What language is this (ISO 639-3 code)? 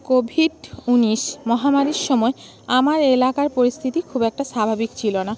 ben